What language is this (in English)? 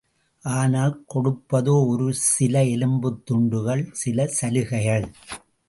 Tamil